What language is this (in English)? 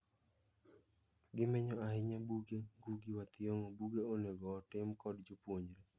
Luo (Kenya and Tanzania)